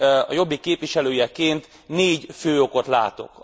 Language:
Hungarian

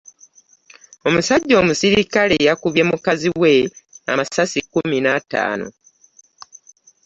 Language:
Ganda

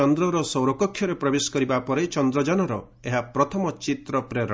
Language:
Odia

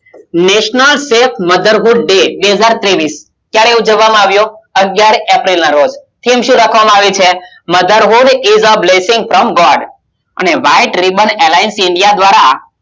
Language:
Gujarati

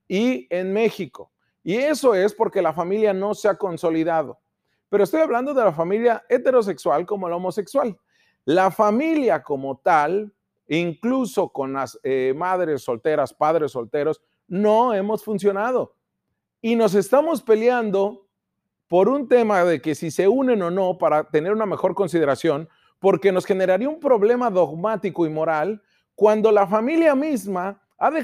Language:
Spanish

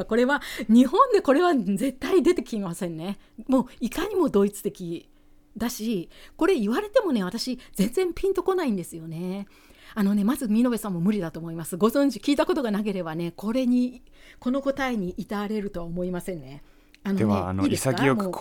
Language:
Japanese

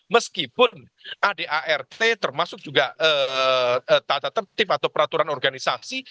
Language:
Indonesian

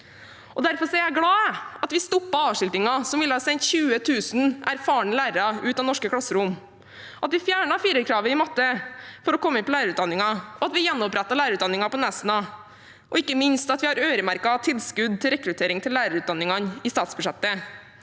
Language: Norwegian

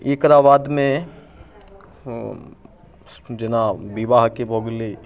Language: Maithili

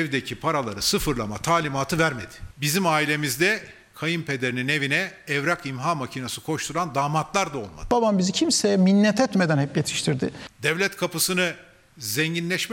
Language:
Turkish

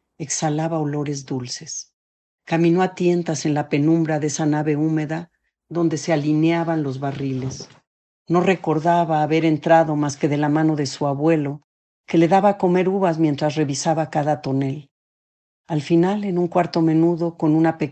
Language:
Spanish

